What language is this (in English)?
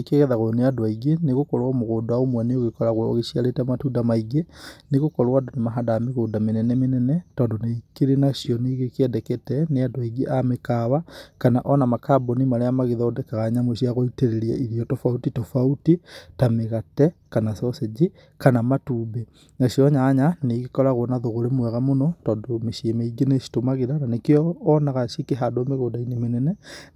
Kikuyu